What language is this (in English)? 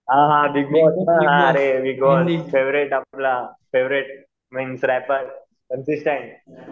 Marathi